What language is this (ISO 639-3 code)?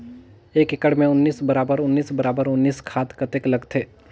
hne